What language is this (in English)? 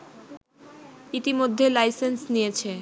Bangla